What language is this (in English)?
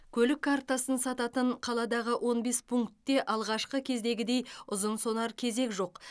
Kazakh